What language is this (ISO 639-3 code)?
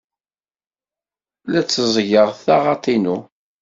kab